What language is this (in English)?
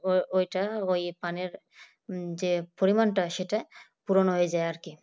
Bangla